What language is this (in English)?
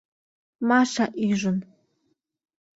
Mari